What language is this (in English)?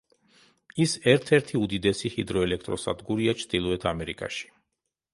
Georgian